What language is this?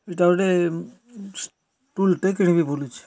Odia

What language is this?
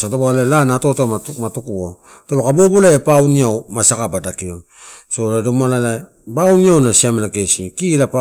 Torau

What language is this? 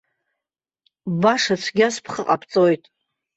Abkhazian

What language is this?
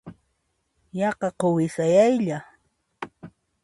Puno Quechua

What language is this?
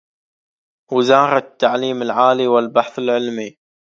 Arabic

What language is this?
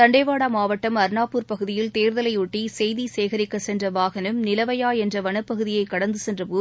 Tamil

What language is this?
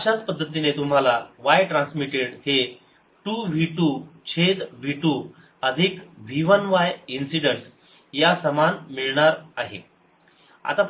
Marathi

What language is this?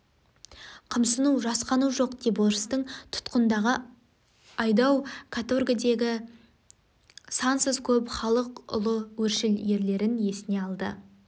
Kazakh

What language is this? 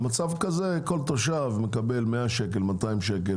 Hebrew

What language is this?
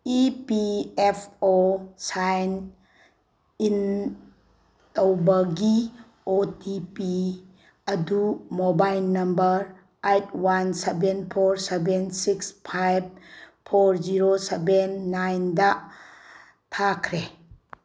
Manipuri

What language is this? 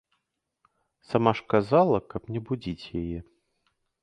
Belarusian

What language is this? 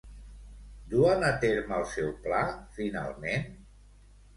Catalan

